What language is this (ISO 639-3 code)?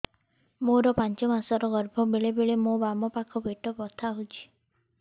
ori